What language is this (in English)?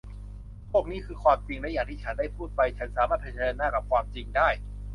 Thai